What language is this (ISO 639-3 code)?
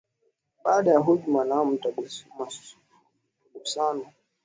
swa